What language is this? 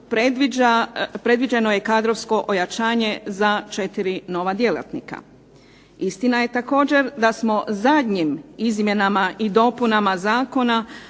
Croatian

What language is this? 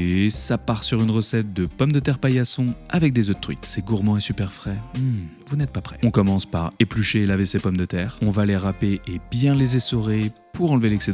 French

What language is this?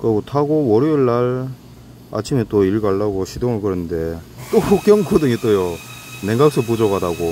Korean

